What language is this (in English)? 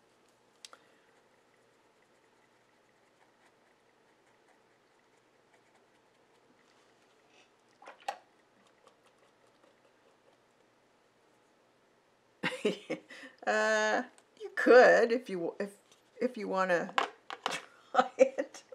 English